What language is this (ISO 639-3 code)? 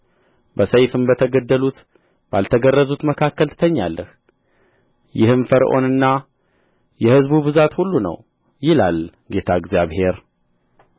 amh